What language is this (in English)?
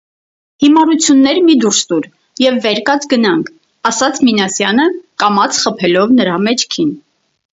Armenian